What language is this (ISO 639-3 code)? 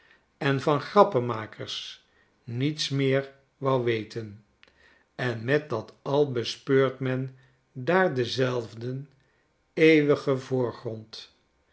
nld